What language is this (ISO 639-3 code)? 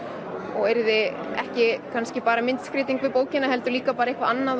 isl